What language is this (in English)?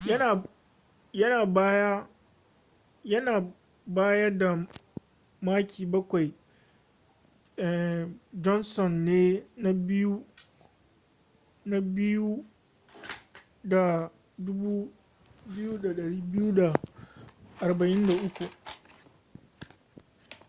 Hausa